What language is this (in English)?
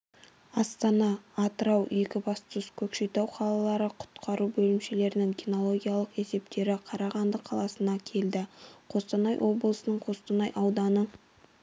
Kazakh